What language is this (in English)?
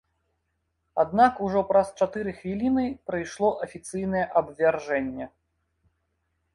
Belarusian